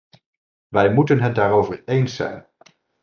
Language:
Dutch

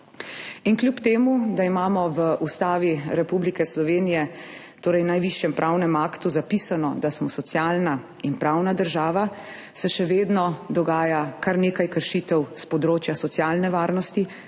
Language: Slovenian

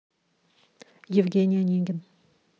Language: Russian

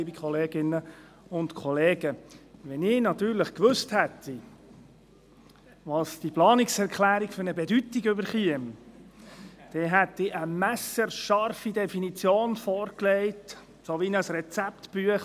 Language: Swiss German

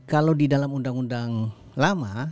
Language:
Indonesian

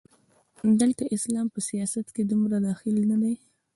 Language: Pashto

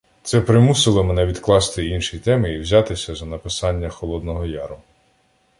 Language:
Ukrainian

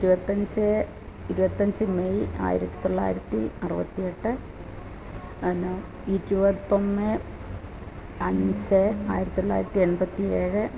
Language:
Malayalam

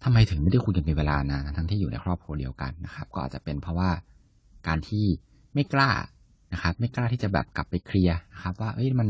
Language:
Thai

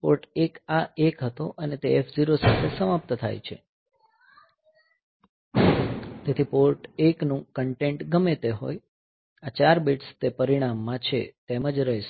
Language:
Gujarati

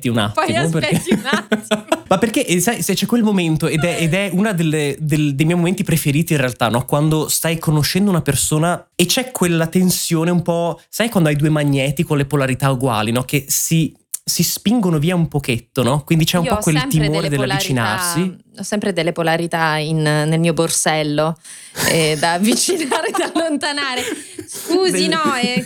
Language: Italian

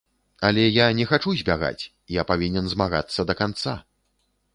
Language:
Belarusian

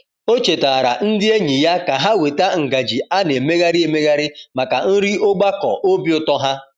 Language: Igbo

